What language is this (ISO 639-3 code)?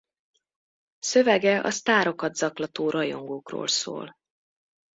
hun